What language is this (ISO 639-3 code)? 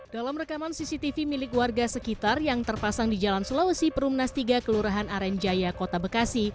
ind